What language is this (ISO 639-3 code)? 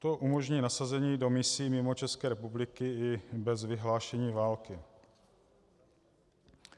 ces